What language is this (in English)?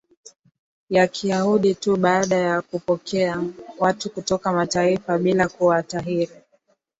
Swahili